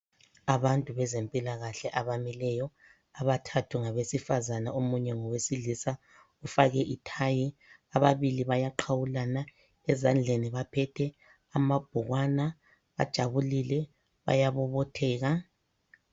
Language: North Ndebele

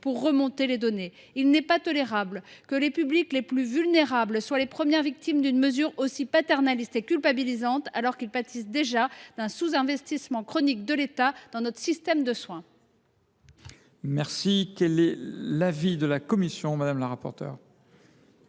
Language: French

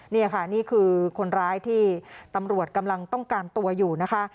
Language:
Thai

